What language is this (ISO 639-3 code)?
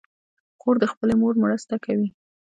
pus